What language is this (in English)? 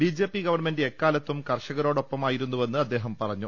Malayalam